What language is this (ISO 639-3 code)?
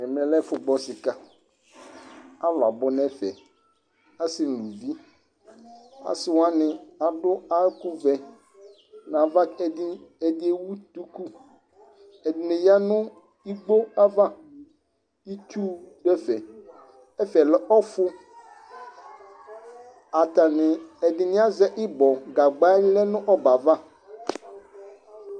kpo